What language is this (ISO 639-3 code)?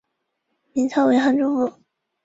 zho